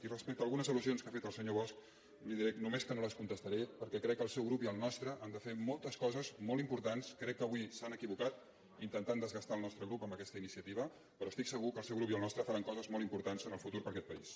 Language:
Catalan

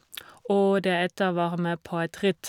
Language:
Norwegian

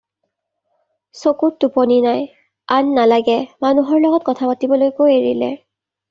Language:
Assamese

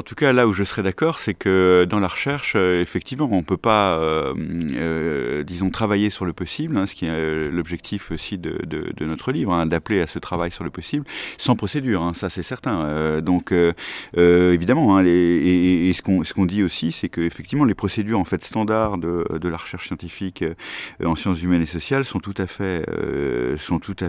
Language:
French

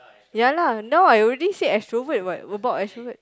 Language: English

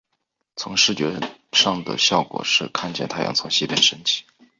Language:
Chinese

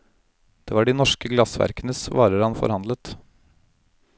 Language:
Norwegian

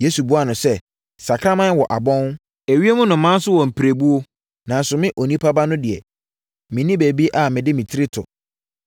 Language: Akan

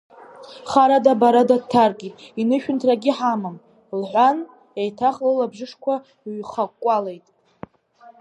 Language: Abkhazian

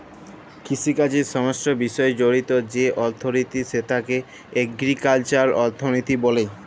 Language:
Bangla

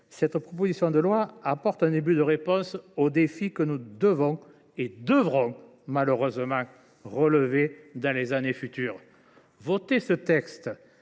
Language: French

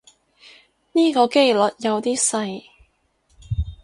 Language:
Cantonese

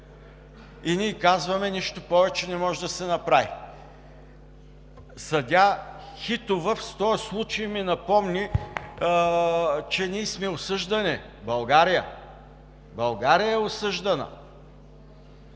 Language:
Bulgarian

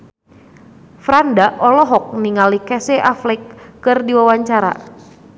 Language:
Sundanese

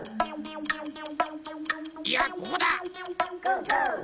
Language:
Japanese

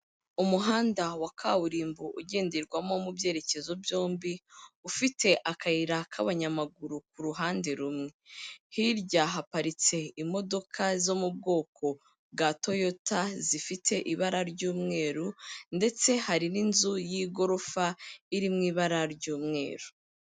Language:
Kinyarwanda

